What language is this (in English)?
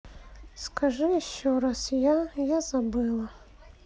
Russian